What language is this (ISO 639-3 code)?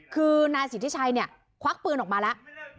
tha